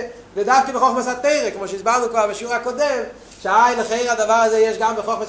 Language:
Hebrew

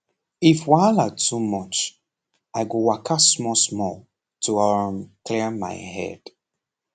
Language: Nigerian Pidgin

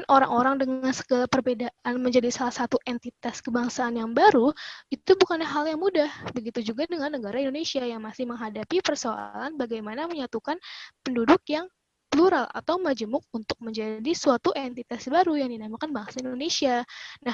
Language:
Indonesian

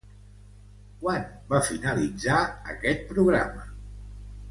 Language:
Catalan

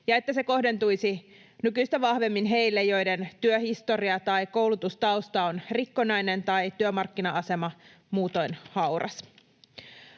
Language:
Finnish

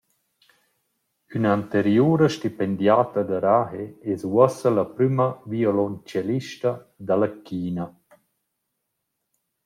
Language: Romansh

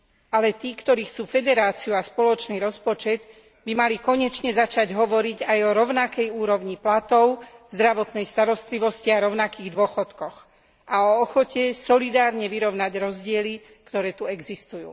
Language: Slovak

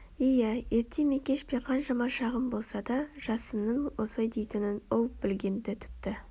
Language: Kazakh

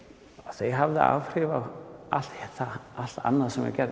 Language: Icelandic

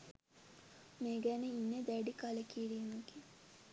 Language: Sinhala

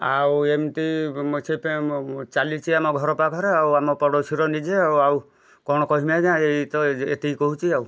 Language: Odia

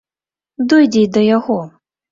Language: Belarusian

